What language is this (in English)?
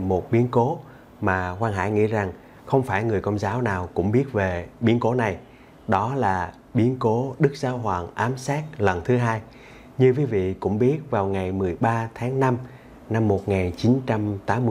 Vietnamese